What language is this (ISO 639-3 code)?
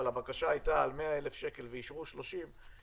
heb